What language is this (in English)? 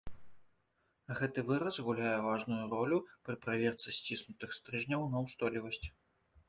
Belarusian